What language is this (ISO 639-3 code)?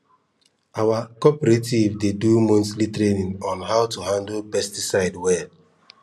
pcm